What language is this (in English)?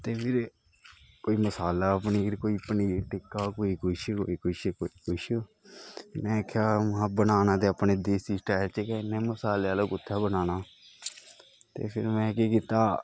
Dogri